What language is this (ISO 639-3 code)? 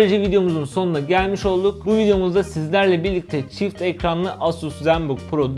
tur